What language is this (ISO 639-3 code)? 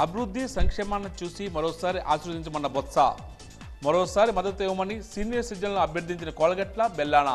tel